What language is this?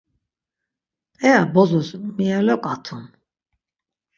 Laz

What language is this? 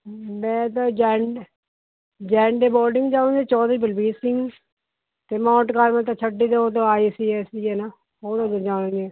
Punjabi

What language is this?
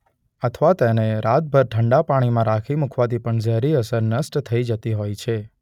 Gujarati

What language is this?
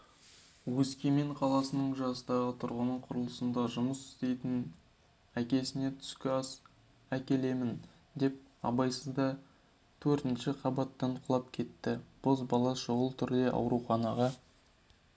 Kazakh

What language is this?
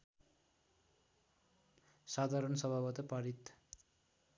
Nepali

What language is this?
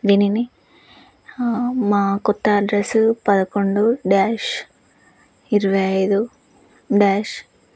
Telugu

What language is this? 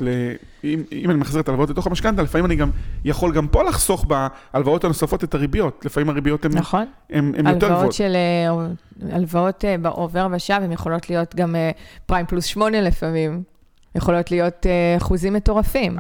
Hebrew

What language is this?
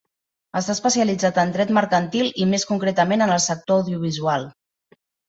Catalan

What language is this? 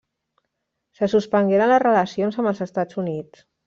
Catalan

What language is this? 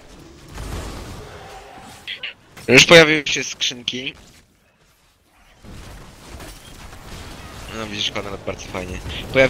Polish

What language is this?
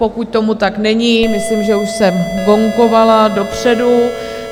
Czech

